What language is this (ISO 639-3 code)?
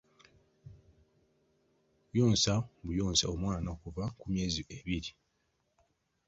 lug